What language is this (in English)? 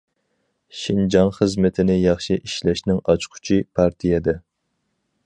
Uyghur